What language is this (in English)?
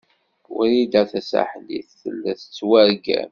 Kabyle